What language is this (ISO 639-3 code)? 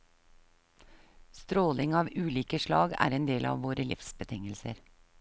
nor